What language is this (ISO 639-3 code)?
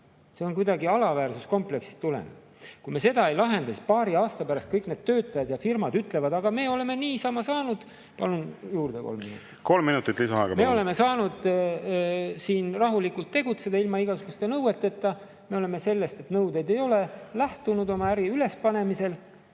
est